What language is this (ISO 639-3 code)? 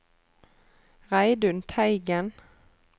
nor